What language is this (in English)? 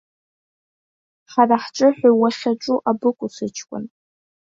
Abkhazian